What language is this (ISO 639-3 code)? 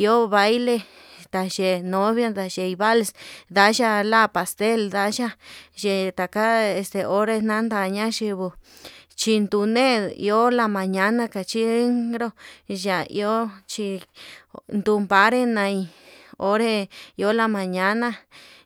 mab